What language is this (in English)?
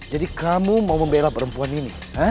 Indonesian